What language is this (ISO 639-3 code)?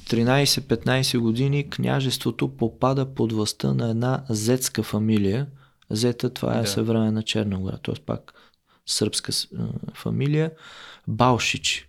bul